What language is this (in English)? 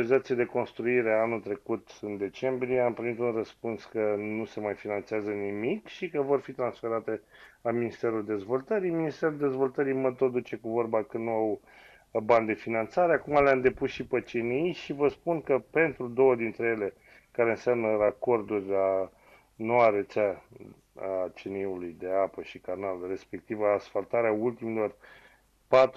Romanian